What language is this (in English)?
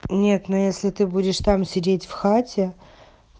Russian